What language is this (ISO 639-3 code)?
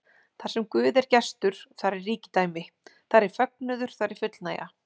isl